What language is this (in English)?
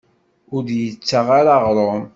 Kabyle